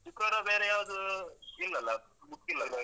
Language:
Kannada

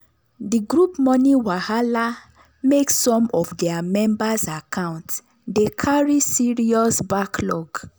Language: Nigerian Pidgin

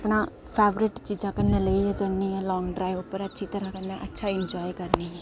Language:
Dogri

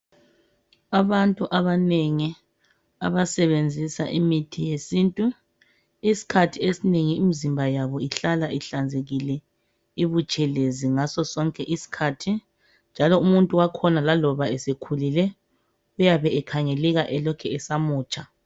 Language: North Ndebele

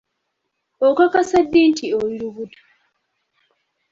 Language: Ganda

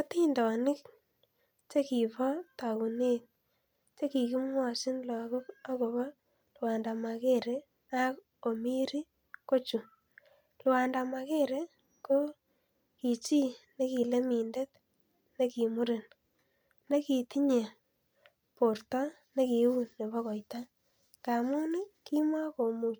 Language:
Kalenjin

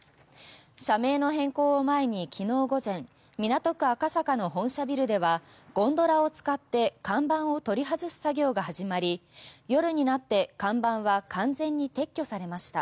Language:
Japanese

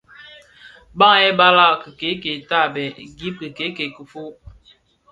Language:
Bafia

